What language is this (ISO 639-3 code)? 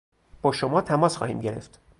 fas